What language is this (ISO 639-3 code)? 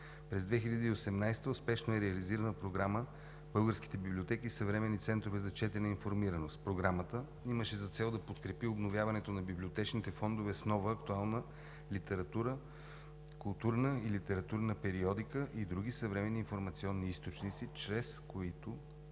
bul